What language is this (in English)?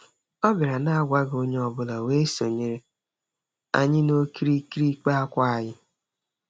Igbo